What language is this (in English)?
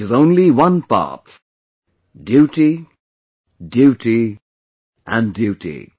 English